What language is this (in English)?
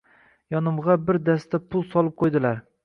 Uzbek